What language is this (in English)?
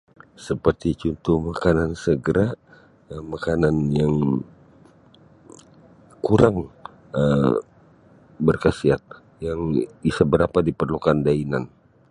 Sabah Bisaya